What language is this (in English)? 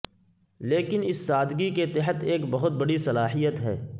Urdu